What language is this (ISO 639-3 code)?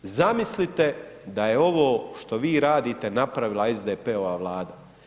hrv